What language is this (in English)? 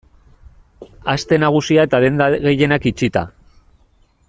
Basque